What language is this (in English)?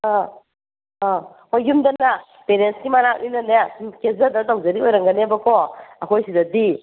Manipuri